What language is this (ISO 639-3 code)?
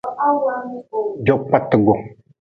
nmz